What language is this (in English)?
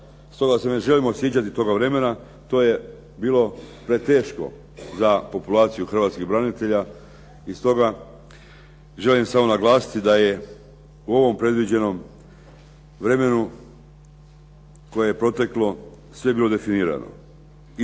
Croatian